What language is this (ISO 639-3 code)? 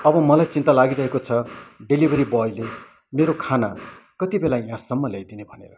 nep